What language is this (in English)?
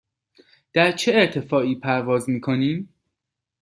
Persian